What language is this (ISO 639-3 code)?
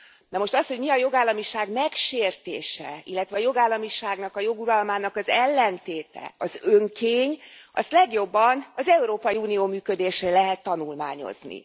hun